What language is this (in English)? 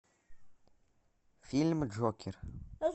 Russian